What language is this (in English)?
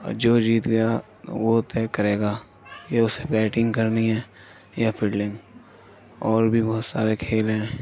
Urdu